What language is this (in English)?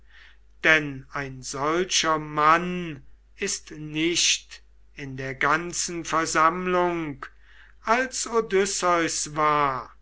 German